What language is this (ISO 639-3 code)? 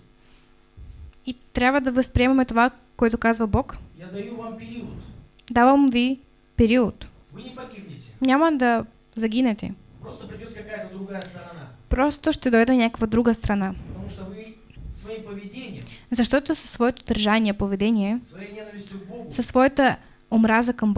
rus